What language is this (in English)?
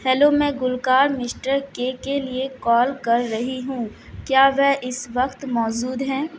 Urdu